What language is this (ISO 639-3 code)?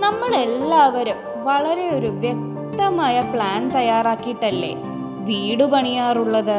mal